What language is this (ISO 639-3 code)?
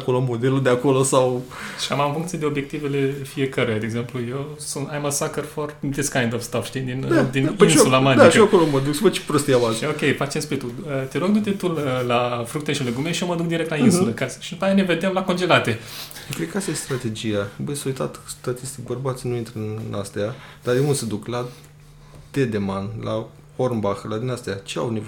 ron